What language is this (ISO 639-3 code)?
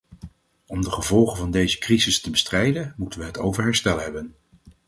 nld